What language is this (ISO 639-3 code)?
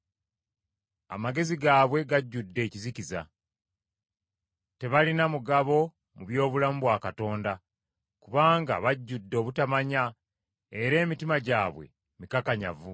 lug